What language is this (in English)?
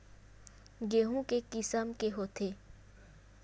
Chhattisgarhi